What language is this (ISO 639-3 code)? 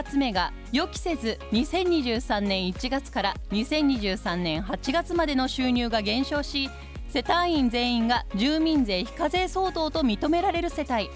jpn